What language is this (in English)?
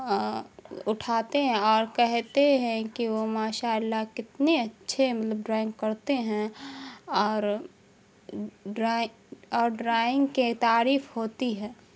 Urdu